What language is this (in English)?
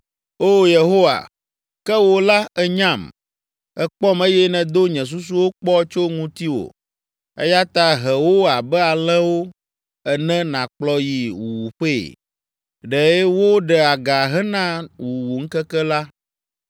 Ewe